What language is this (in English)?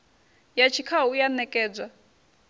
Venda